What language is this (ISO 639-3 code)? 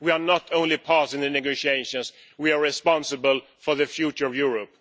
eng